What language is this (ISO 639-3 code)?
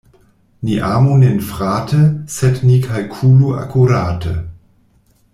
epo